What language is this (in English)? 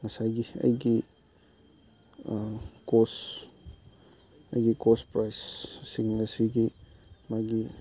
Manipuri